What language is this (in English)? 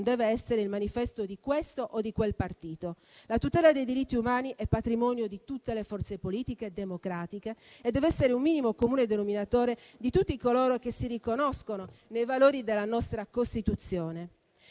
Italian